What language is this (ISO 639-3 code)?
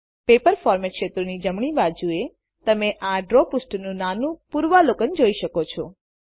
guj